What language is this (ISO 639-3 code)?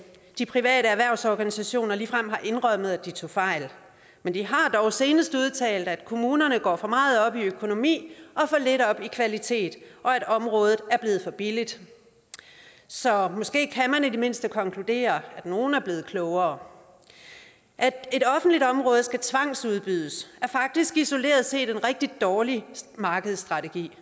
dan